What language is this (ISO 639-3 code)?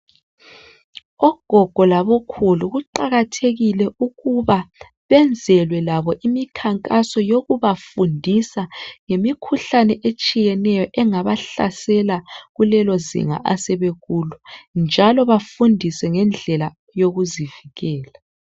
nde